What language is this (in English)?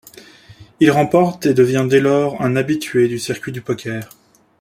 French